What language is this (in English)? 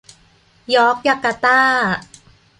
Thai